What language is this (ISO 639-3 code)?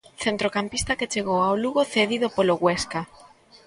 glg